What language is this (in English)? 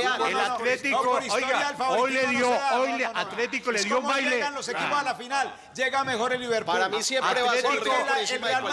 Spanish